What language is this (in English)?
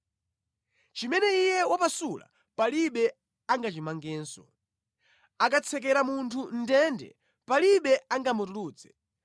Nyanja